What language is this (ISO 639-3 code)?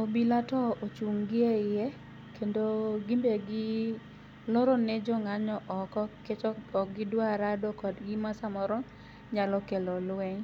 luo